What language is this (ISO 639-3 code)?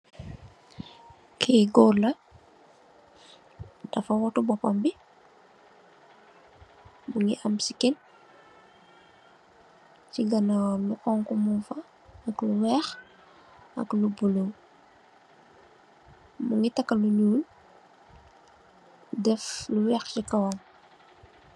wol